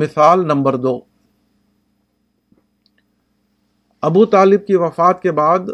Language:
Urdu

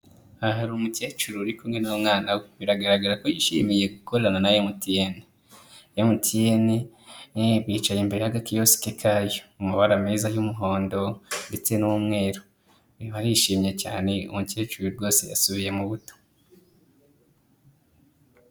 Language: Kinyarwanda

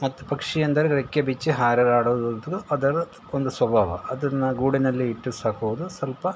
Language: Kannada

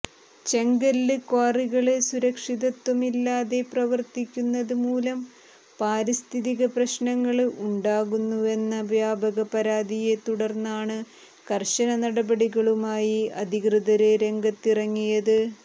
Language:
Malayalam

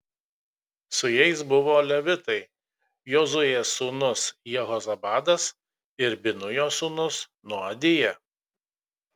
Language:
Lithuanian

